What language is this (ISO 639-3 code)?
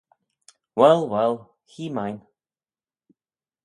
glv